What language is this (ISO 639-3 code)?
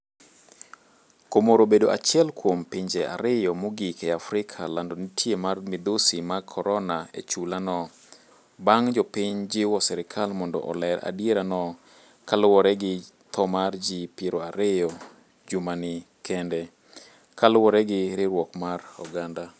luo